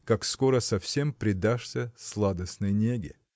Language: Russian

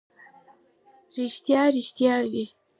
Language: Pashto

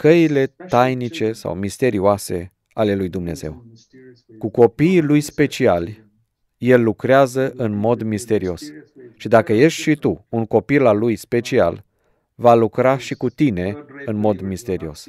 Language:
Romanian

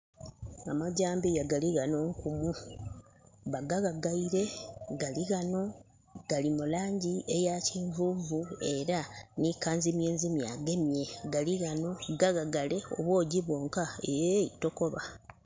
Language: Soga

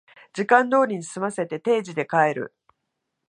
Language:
Japanese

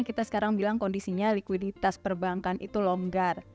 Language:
Indonesian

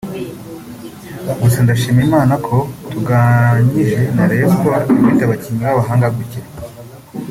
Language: Kinyarwanda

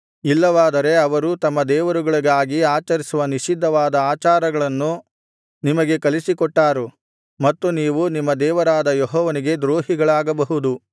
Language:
Kannada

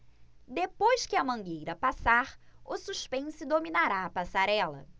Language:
Portuguese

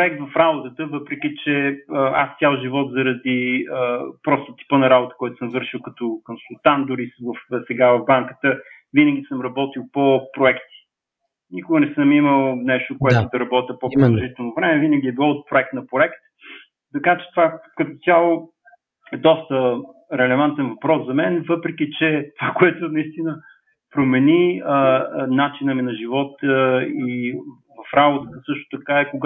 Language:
Bulgarian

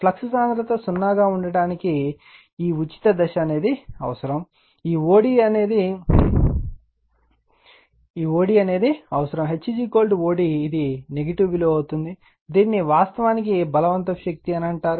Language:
Telugu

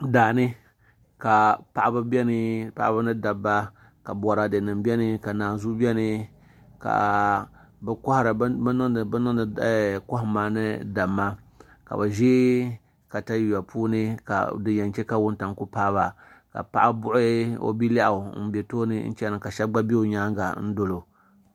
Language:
Dagbani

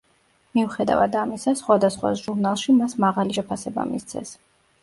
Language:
Georgian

